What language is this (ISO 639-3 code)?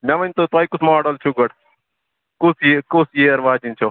kas